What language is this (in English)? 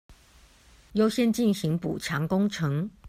Chinese